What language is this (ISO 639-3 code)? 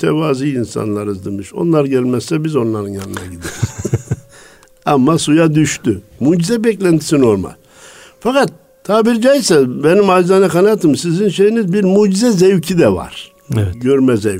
tur